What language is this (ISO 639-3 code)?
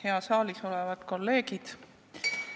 est